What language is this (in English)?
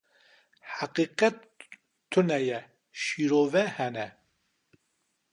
Kurdish